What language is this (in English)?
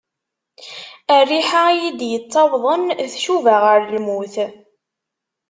Kabyle